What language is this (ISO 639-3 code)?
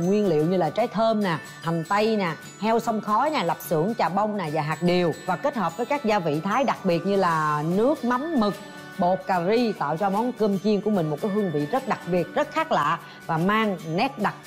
vie